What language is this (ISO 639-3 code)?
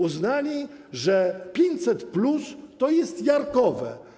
pol